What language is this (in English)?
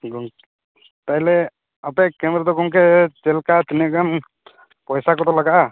Santali